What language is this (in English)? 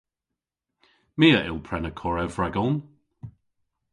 Cornish